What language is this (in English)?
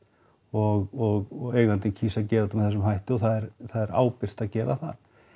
Icelandic